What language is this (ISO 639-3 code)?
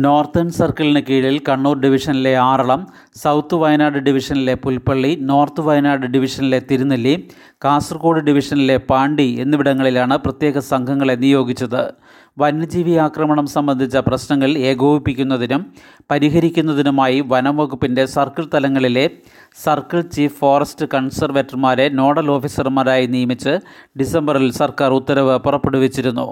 mal